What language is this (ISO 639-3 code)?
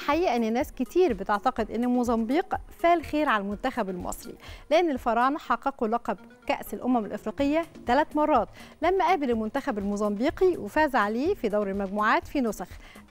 ara